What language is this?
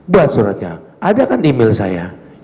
Indonesian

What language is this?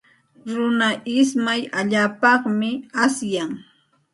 Santa Ana de Tusi Pasco Quechua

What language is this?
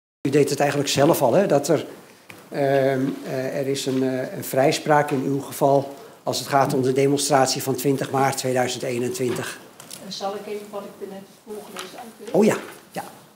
Dutch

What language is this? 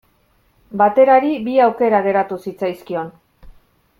Basque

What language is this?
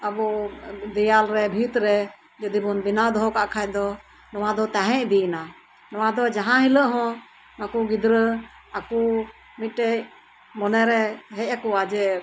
Santali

